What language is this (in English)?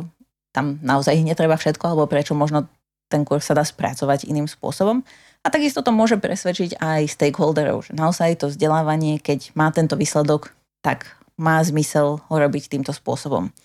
Slovak